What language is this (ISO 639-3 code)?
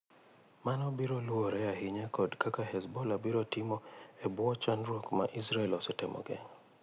luo